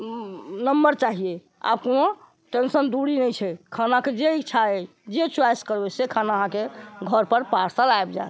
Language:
Maithili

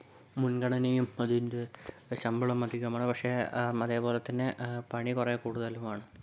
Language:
Malayalam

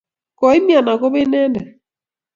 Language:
Kalenjin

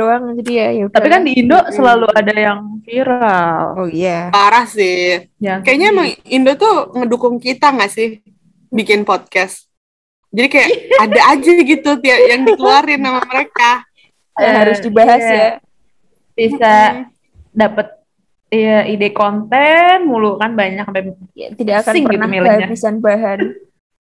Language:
Indonesian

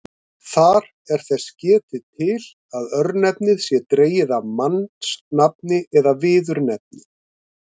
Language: Icelandic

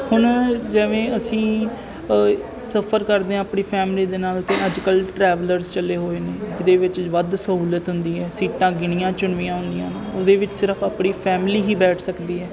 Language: Punjabi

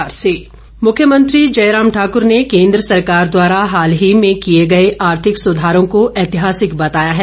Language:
Hindi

